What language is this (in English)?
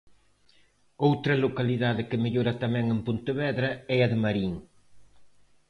Galician